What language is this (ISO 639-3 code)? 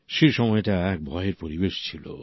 ben